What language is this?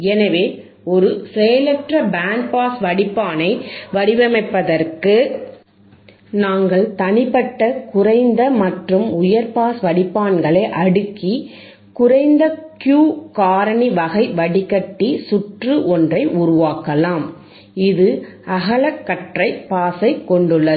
Tamil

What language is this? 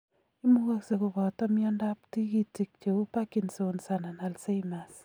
Kalenjin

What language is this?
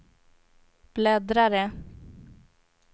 Swedish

